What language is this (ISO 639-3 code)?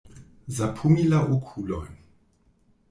epo